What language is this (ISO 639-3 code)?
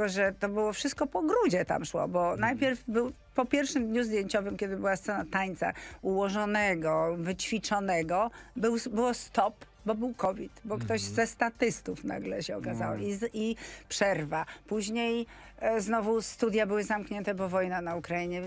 pol